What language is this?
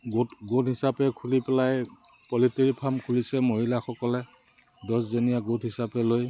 Assamese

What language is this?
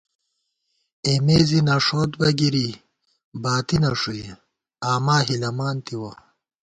Gawar-Bati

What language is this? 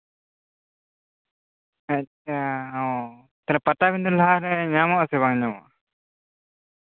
Santali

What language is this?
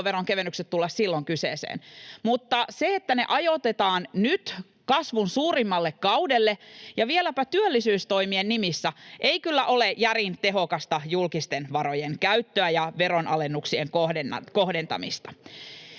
Finnish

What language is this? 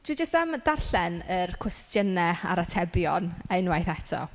Welsh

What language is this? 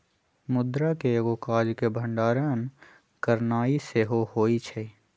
Magahi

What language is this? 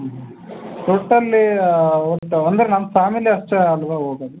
Kannada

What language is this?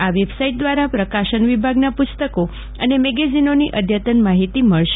Gujarati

